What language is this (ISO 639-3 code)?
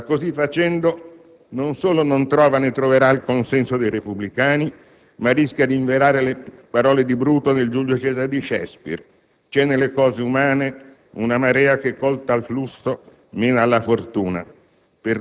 ita